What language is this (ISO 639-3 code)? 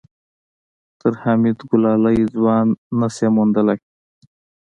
pus